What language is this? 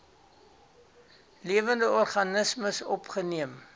Afrikaans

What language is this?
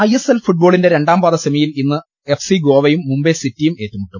Malayalam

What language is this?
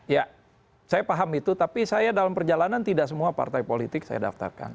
Indonesian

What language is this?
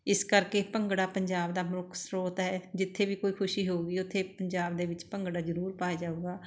Punjabi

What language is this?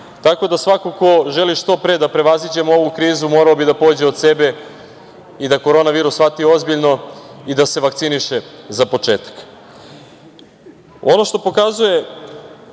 Serbian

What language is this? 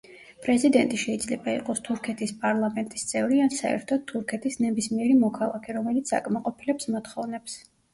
Georgian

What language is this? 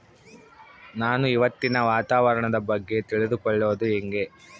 Kannada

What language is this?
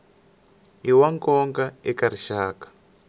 Tsonga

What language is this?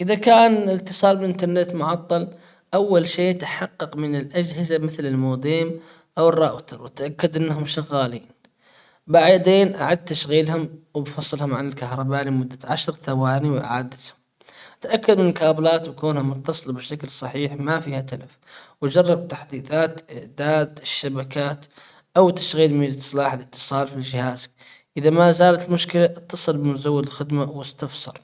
Hijazi Arabic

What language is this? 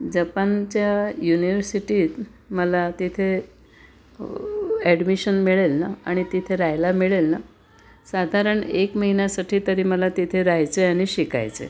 Marathi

